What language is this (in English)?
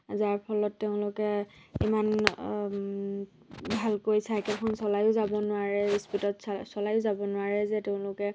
Assamese